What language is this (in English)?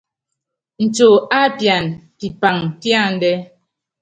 Yangben